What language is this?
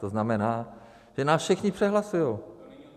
Czech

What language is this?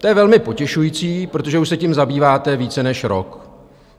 Czech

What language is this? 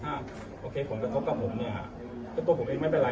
Thai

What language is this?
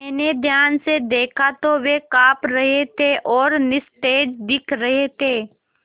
Hindi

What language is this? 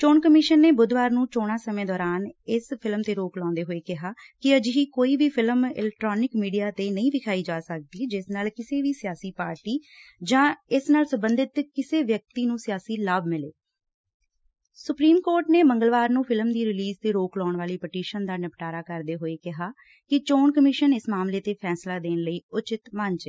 Punjabi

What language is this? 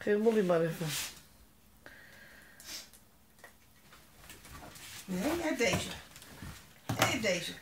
Dutch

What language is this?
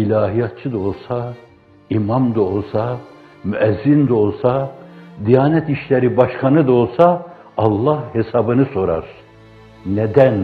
Turkish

